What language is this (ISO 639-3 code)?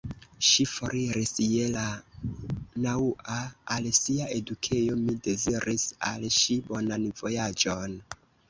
epo